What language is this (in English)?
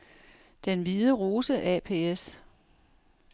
Danish